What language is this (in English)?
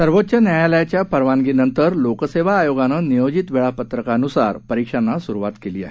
Marathi